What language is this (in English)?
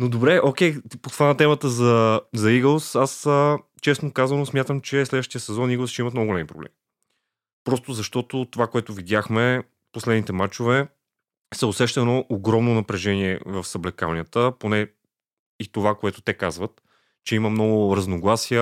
Bulgarian